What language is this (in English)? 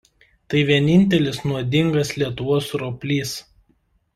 Lithuanian